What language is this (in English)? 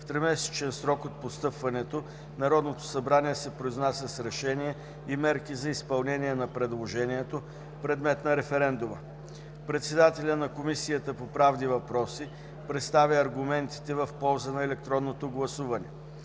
Bulgarian